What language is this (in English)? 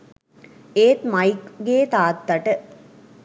Sinhala